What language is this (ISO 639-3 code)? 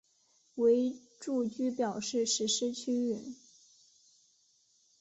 zho